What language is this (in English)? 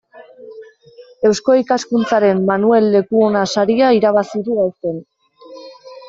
Basque